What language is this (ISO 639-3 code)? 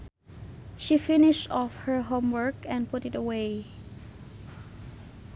sun